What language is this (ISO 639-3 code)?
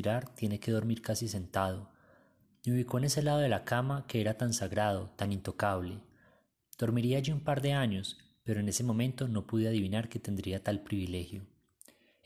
spa